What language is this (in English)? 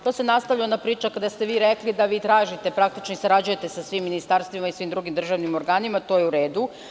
Serbian